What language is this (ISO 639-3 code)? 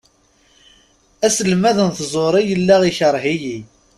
kab